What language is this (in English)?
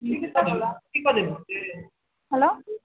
Maithili